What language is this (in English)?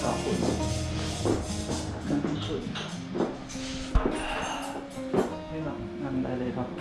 Thai